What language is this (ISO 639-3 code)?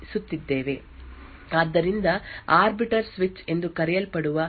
kan